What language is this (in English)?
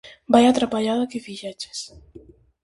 Galician